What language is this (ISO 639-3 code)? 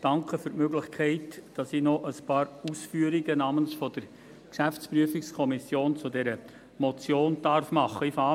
gsw